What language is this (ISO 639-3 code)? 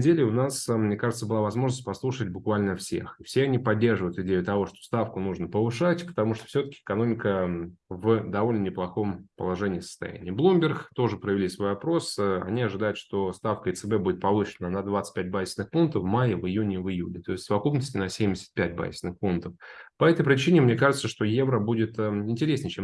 rus